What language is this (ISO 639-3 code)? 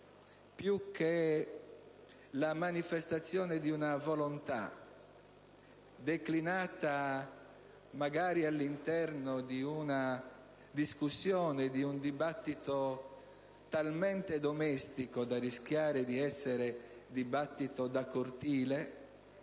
ita